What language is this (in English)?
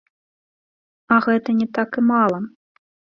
Belarusian